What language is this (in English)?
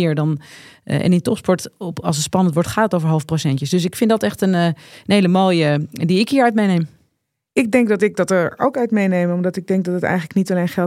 Dutch